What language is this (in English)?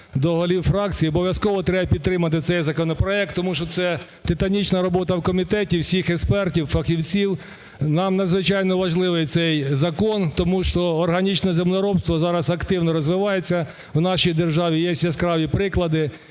Ukrainian